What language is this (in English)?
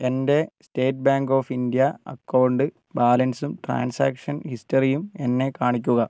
Malayalam